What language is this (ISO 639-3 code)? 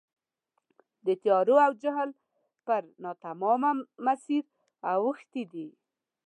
pus